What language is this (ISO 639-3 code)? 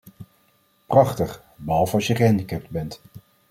nld